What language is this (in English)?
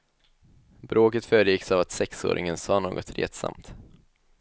Swedish